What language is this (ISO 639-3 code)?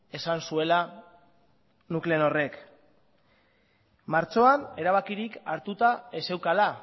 eus